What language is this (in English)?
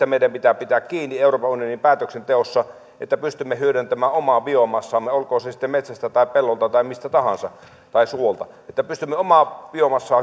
Finnish